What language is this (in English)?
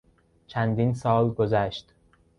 Persian